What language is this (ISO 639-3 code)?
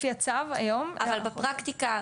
heb